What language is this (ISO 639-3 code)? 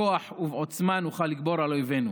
heb